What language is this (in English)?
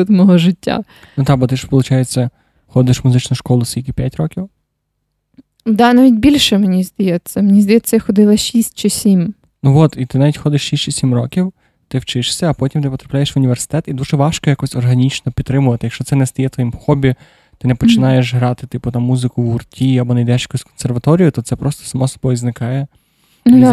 Ukrainian